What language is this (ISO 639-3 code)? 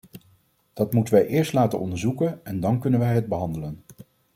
nld